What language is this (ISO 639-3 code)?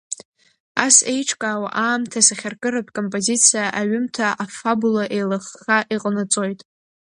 abk